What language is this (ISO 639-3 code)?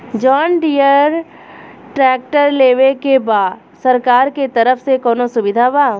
bho